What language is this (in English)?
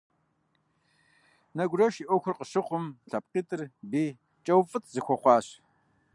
Kabardian